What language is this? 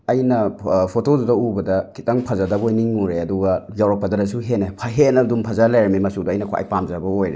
Manipuri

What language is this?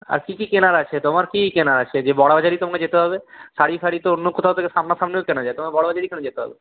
Bangla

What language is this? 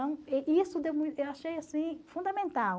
Portuguese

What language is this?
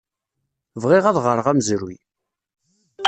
Kabyle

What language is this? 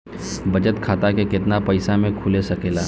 Bhojpuri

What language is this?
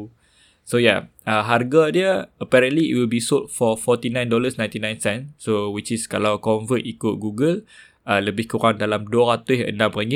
Malay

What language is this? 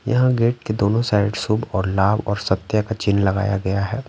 Hindi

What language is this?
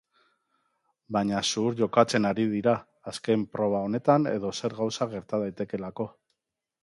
Basque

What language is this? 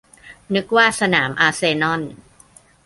Thai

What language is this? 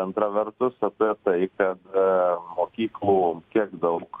Lithuanian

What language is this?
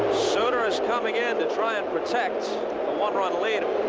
English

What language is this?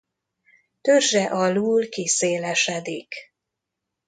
Hungarian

